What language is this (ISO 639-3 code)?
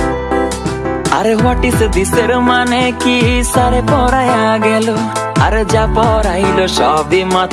ben